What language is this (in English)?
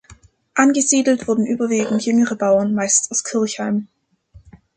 German